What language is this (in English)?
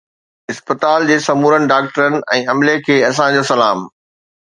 Sindhi